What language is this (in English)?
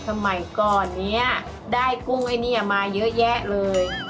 Thai